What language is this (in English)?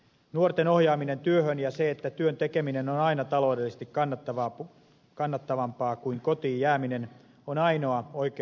Finnish